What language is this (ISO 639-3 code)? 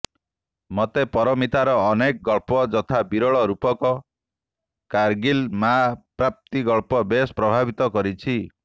ori